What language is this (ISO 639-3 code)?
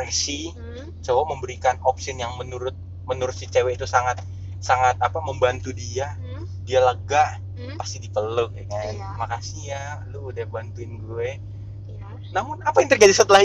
ind